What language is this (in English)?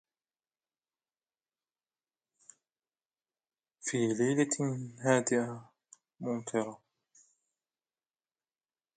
Arabic